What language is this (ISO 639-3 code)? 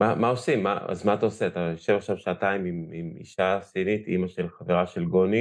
heb